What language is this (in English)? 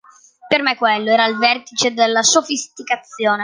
Italian